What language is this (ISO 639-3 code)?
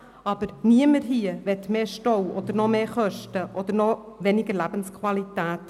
gsw